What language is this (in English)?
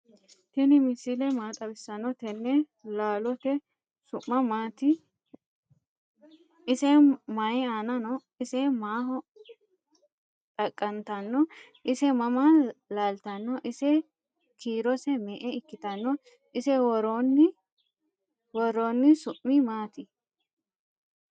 Sidamo